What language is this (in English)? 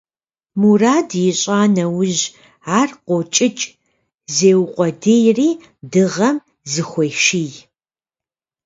Kabardian